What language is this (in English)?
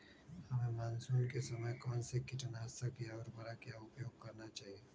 Magahi